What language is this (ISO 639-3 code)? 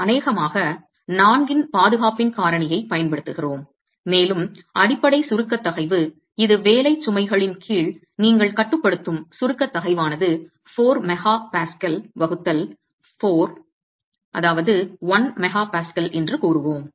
tam